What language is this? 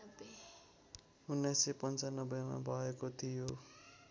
Nepali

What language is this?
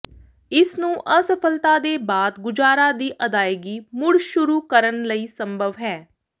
Punjabi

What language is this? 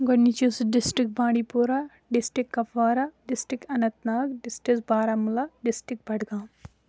Kashmiri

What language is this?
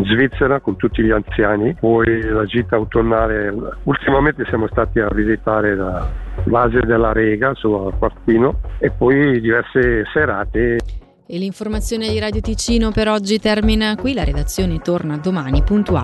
Italian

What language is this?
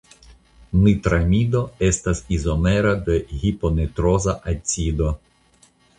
Esperanto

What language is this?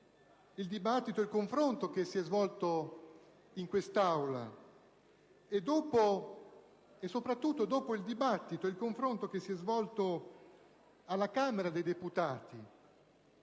Italian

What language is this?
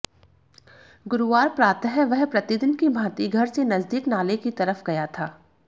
Hindi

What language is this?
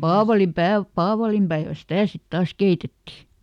Finnish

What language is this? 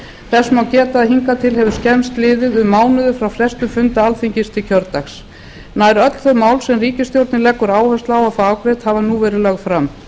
Icelandic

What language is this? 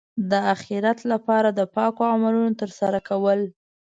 Pashto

